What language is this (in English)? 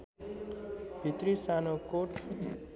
Nepali